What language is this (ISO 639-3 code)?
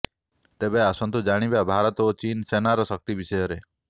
ori